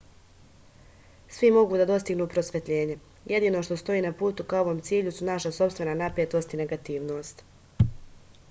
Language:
Serbian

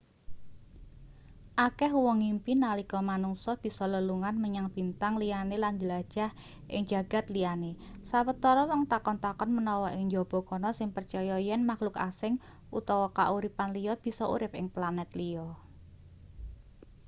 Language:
Javanese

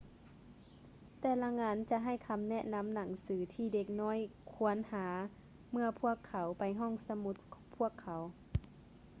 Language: Lao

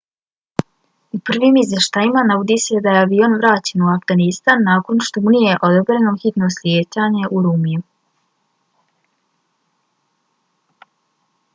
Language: Bosnian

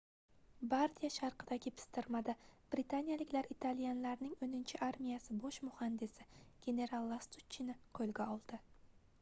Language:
Uzbek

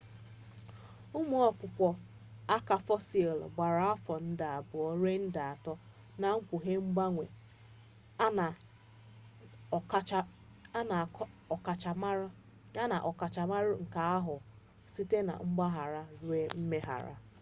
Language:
Igbo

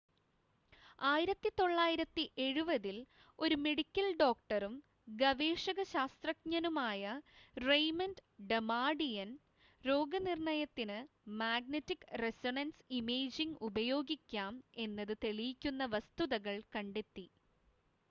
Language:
Malayalam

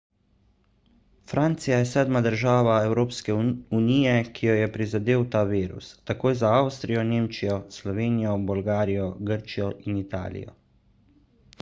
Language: Slovenian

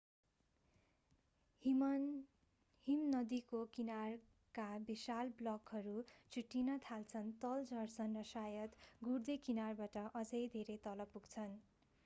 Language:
Nepali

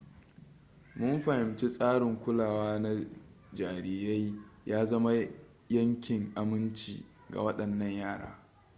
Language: Hausa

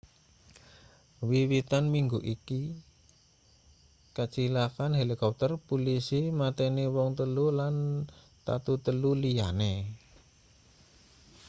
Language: Javanese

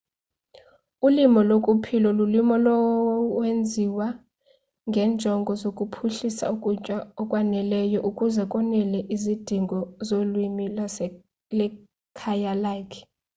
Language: Xhosa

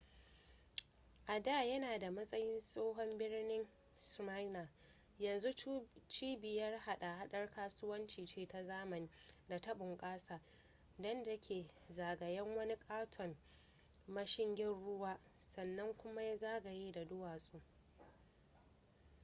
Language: Hausa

